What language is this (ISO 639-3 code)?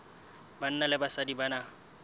sot